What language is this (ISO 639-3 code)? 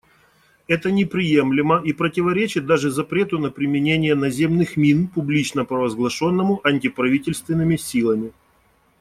rus